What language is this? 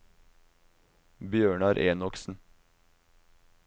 Norwegian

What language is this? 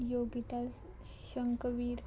Konkani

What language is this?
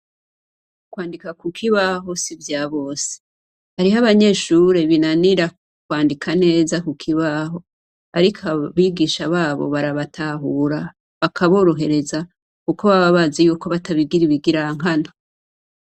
Rundi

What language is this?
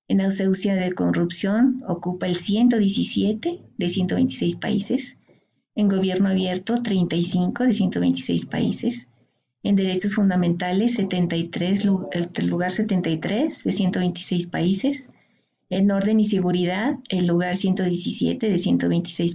Spanish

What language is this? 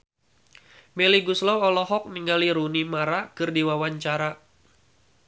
Sundanese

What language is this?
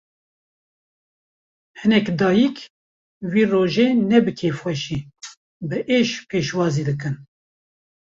Kurdish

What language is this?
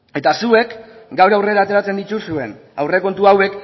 Basque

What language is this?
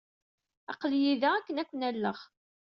Kabyle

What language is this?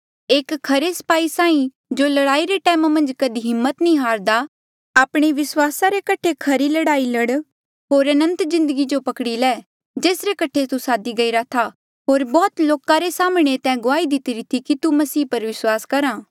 Mandeali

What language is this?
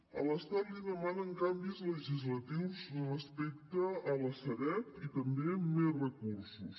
Catalan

